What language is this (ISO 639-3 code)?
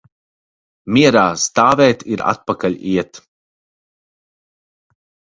lav